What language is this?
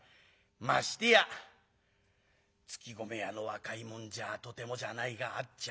Japanese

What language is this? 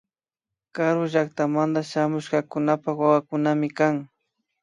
Imbabura Highland Quichua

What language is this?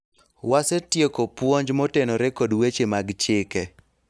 Luo (Kenya and Tanzania)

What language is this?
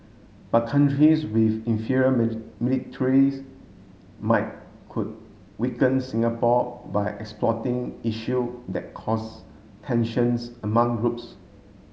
English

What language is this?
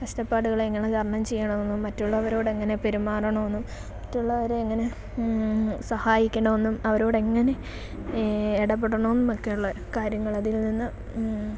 Malayalam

